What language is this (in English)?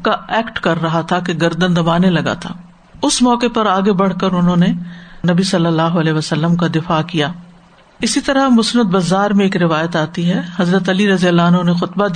Urdu